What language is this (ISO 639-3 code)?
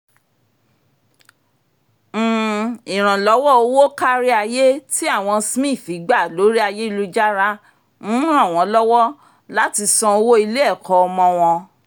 yor